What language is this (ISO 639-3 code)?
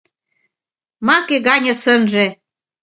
chm